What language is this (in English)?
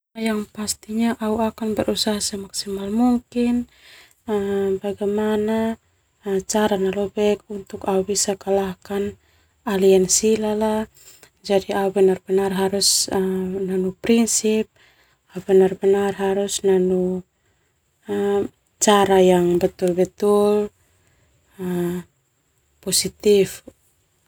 Termanu